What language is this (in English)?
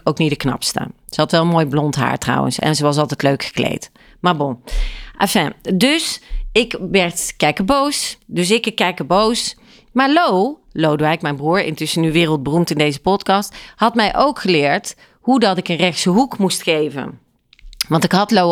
Dutch